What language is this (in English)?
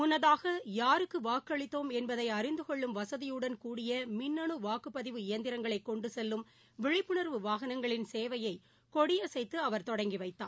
Tamil